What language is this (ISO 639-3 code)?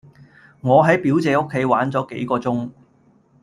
yue